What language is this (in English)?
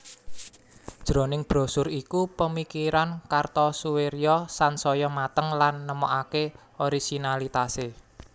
Javanese